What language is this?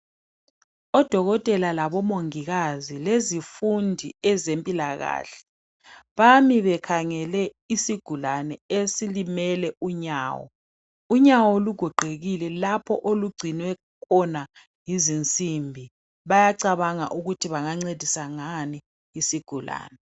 North Ndebele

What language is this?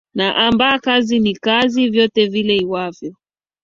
Swahili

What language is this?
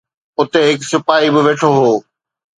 Sindhi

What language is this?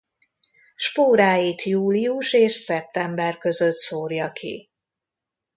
Hungarian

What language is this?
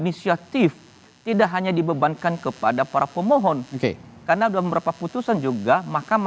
Indonesian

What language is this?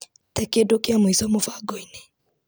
Kikuyu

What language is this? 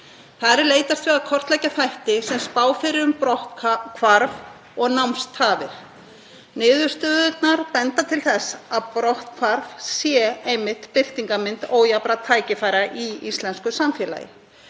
Icelandic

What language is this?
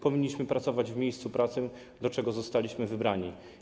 Polish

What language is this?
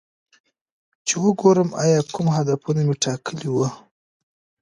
Pashto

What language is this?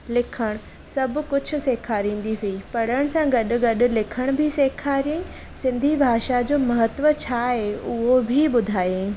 Sindhi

